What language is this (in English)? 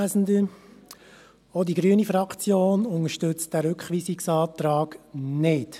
Swiss German